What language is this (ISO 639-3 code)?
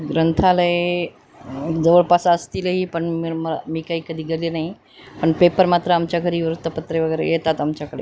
mar